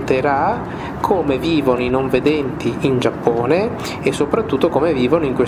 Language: Italian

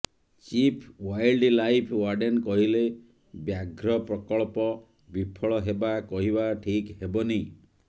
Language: Odia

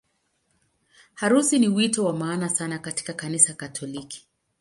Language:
Swahili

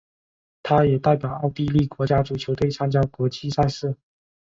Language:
Chinese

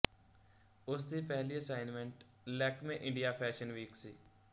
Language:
Punjabi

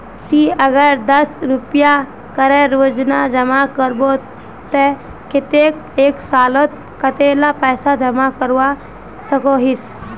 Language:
Magahi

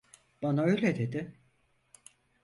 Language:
Turkish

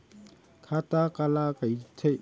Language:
Chhattisgarhi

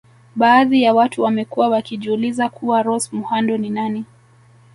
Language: Swahili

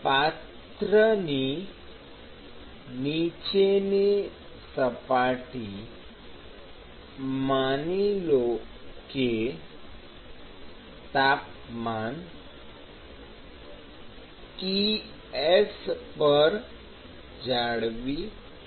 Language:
Gujarati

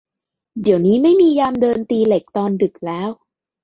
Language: Thai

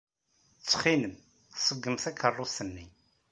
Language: Kabyle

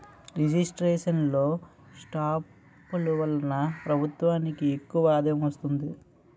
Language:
Telugu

